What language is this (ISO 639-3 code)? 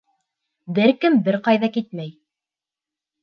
bak